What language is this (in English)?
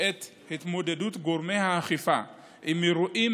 Hebrew